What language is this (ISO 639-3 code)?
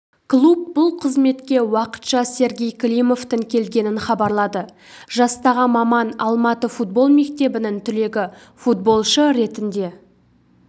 kaz